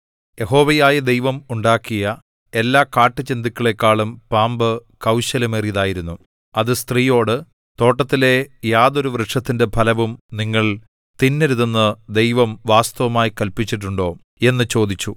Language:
Malayalam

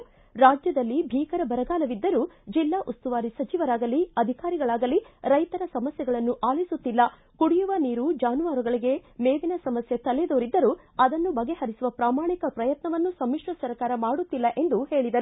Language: Kannada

